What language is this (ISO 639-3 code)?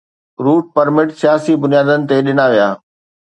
snd